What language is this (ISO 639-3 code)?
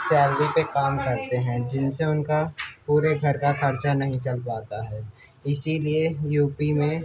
urd